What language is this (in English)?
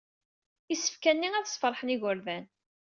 Kabyle